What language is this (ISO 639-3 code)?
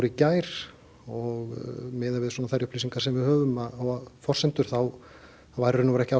isl